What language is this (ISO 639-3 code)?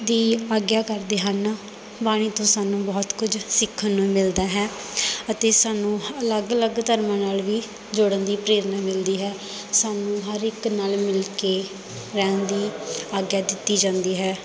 pan